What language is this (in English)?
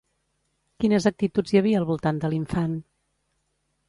Catalan